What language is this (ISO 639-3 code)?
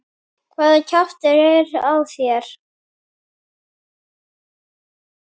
isl